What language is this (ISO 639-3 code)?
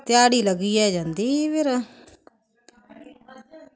doi